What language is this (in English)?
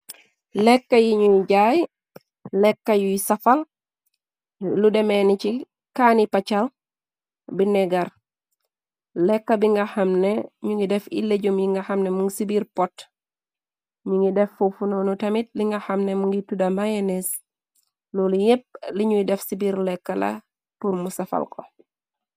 Wolof